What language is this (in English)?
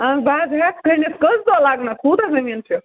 Kashmiri